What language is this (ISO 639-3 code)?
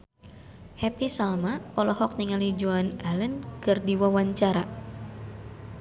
sun